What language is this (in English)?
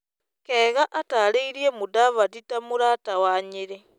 Kikuyu